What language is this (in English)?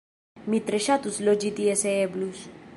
Esperanto